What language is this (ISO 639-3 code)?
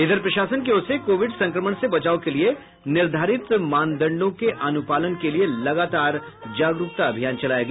hin